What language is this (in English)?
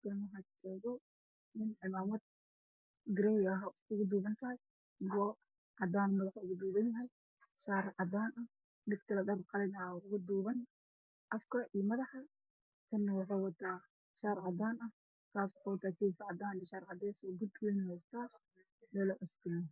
Somali